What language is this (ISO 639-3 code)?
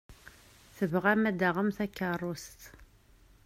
kab